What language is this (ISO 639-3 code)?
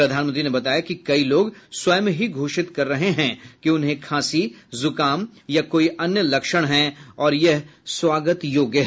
hin